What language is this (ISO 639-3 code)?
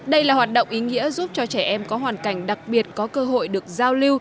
vie